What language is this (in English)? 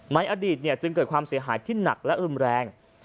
Thai